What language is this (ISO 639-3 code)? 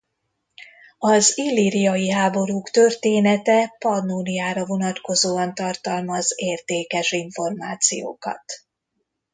hun